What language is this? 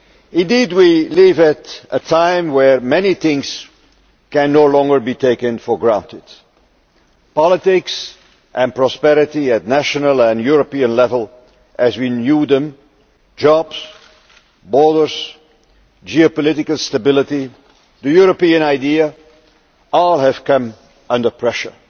English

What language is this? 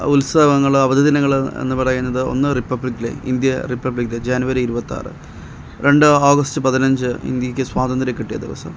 Malayalam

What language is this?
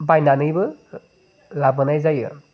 Bodo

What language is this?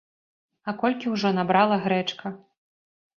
Belarusian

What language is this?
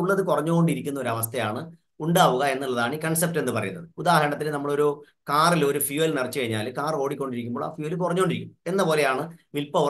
Malayalam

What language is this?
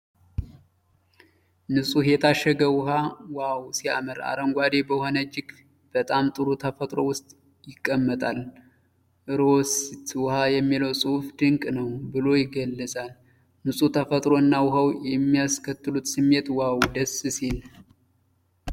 Amharic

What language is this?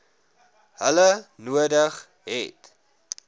Afrikaans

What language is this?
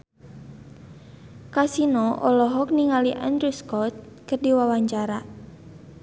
Sundanese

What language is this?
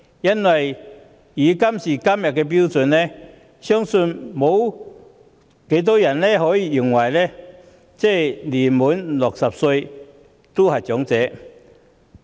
Cantonese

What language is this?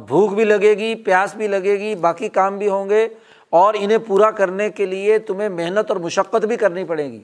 Urdu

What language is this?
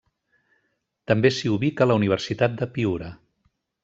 Catalan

